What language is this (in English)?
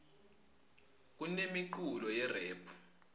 Swati